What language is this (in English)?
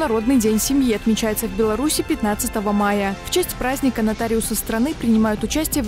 Russian